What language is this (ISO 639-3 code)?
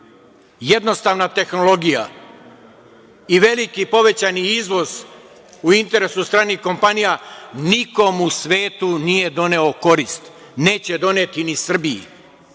srp